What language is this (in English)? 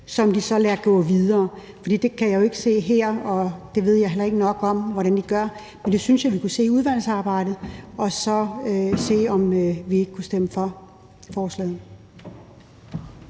Danish